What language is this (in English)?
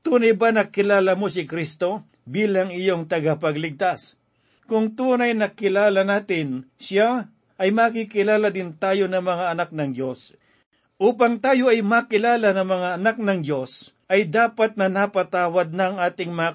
Filipino